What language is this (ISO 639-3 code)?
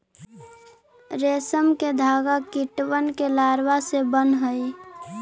mag